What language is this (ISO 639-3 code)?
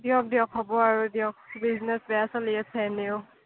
asm